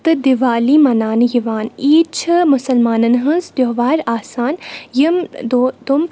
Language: Kashmiri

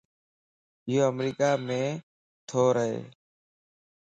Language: Lasi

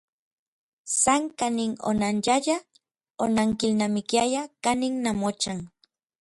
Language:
Orizaba Nahuatl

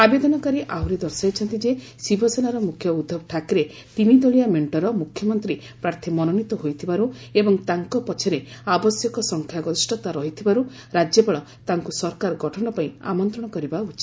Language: Odia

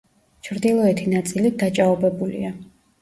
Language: Georgian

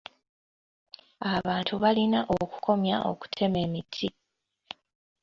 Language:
Ganda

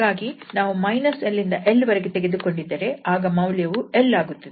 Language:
Kannada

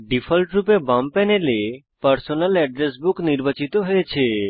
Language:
Bangla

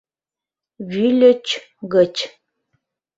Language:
Mari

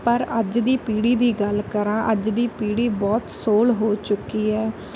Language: Punjabi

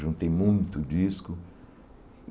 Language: Portuguese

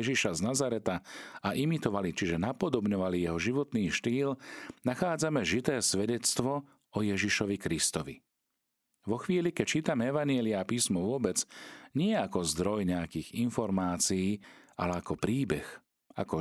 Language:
Slovak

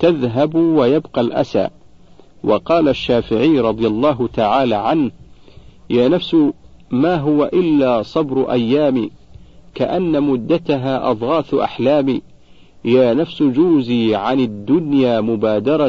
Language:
Arabic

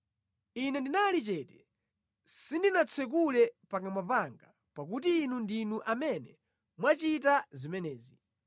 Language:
Nyanja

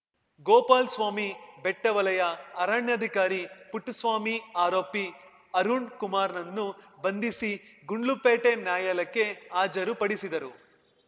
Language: Kannada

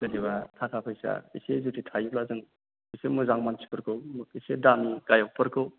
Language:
Bodo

